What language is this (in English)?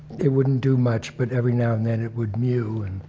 English